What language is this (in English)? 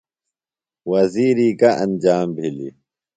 Phalura